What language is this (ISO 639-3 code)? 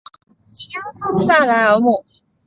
zho